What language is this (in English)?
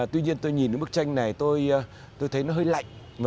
Vietnamese